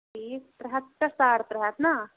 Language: Kashmiri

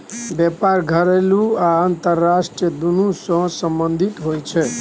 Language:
Maithili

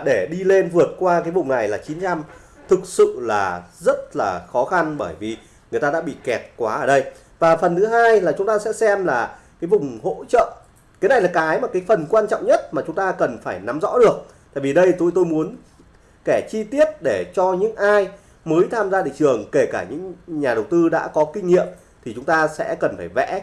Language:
Vietnamese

